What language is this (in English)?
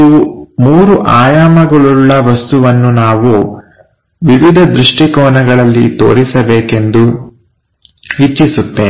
Kannada